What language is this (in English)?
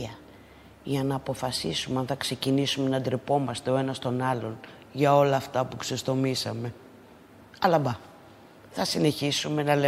Greek